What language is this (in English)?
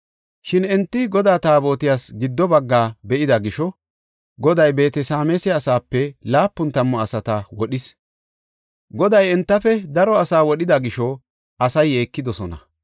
Gofa